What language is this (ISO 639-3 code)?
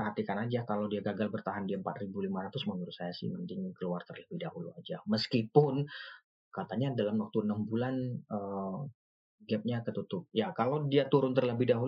ind